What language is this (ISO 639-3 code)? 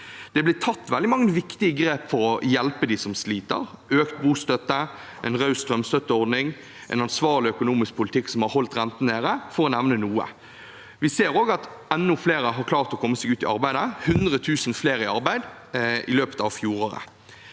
nor